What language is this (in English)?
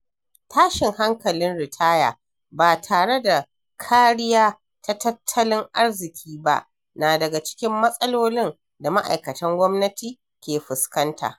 Hausa